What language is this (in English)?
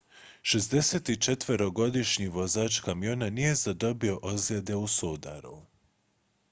Croatian